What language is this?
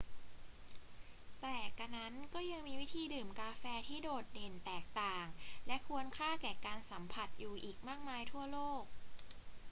Thai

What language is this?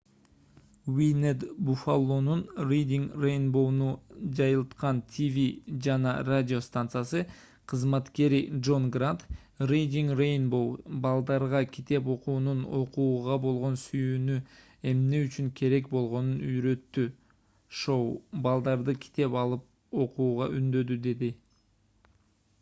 Kyrgyz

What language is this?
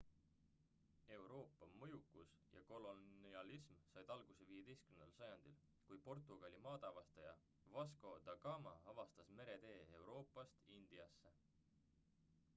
Estonian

